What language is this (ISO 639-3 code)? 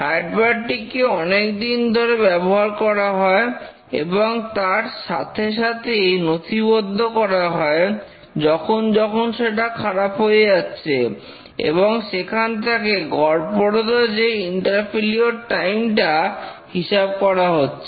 ben